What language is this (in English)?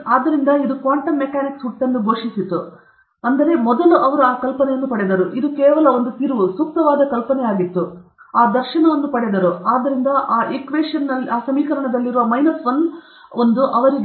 Kannada